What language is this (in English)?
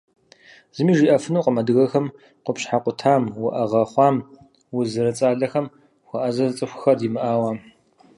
Kabardian